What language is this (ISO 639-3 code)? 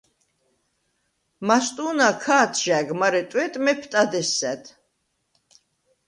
sva